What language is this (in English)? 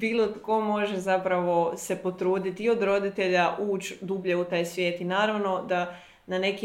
Croatian